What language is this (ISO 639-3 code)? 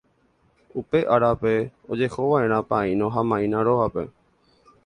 grn